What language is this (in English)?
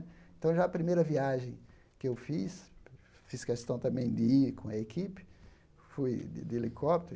Portuguese